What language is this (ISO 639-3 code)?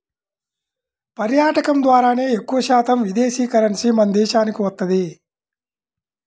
tel